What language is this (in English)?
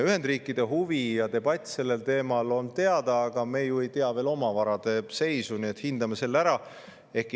Estonian